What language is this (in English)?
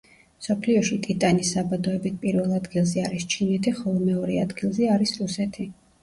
Georgian